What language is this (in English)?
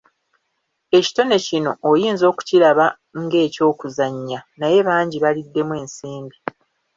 Ganda